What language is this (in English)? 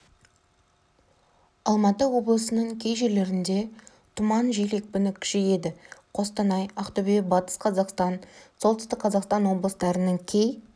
Kazakh